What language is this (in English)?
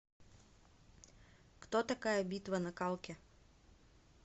Russian